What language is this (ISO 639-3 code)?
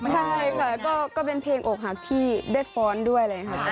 tha